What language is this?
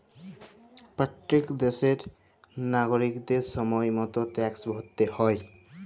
Bangla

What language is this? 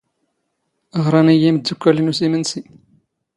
Standard Moroccan Tamazight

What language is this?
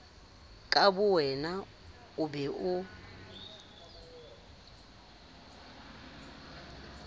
Southern Sotho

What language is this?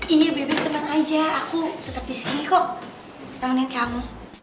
Indonesian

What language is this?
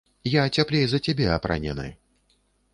Belarusian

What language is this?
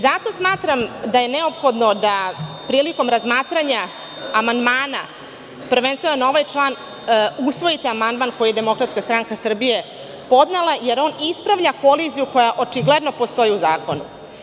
Serbian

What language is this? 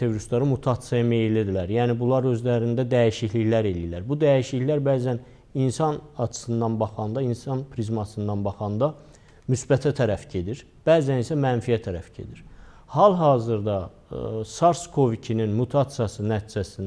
Turkish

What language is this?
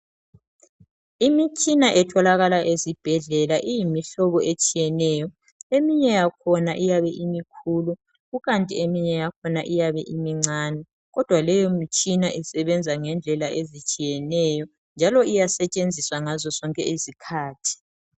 North Ndebele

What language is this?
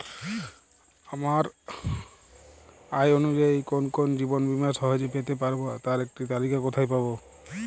Bangla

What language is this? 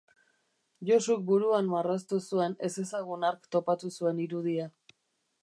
Basque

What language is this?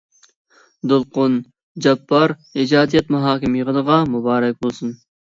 Uyghur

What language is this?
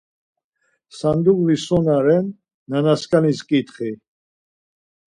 Laz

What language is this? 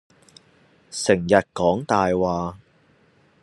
Cantonese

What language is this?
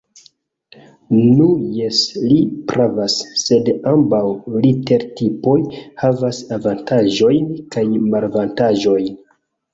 Esperanto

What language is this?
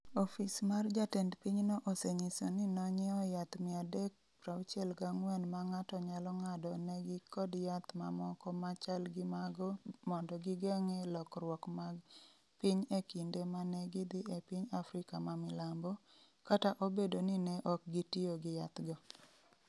Luo (Kenya and Tanzania)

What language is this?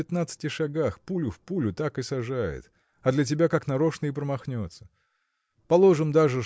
Russian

